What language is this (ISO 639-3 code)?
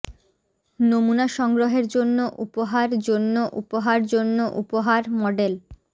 ben